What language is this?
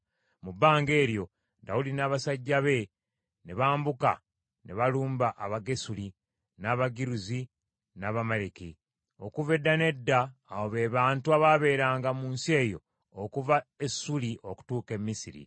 Ganda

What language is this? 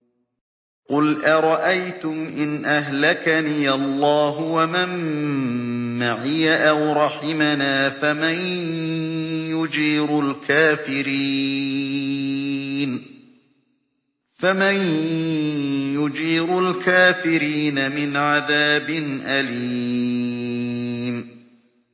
Arabic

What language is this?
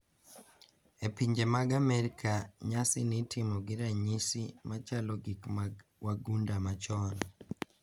Luo (Kenya and Tanzania)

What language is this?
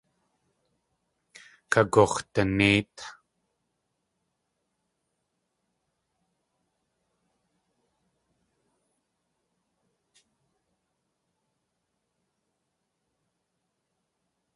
Tlingit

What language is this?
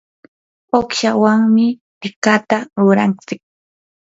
Yanahuanca Pasco Quechua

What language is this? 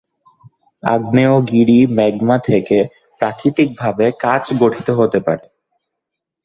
Bangla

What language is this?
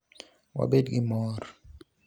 Luo (Kenya and Tanzania)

